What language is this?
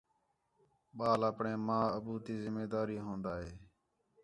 Khetrani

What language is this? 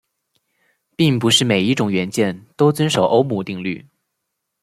Chinese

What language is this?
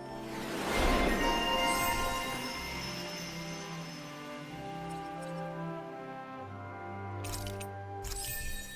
English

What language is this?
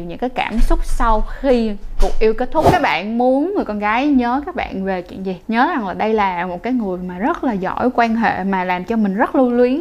Vietnamese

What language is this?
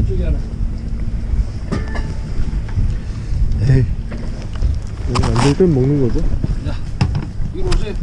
Korean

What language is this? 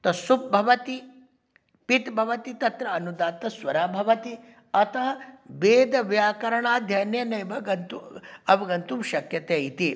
Sanskrit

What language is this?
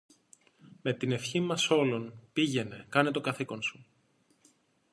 Greek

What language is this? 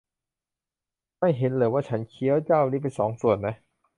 Thai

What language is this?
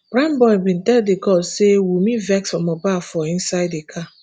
Nigerian Pidgin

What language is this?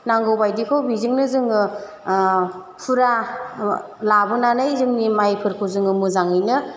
Bodo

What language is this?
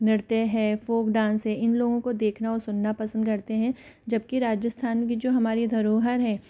Hindi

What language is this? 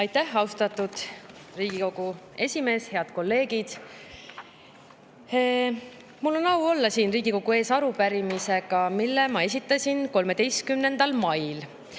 Estonian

